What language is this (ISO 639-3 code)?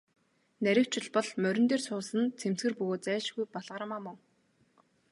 mon